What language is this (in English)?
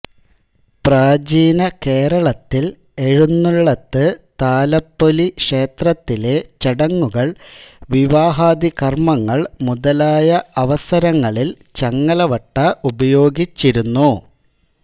Malayalam